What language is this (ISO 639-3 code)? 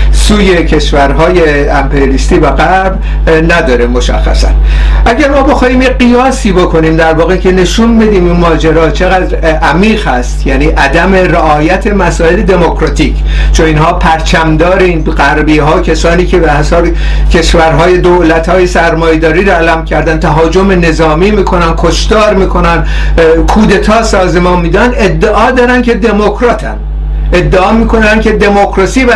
fas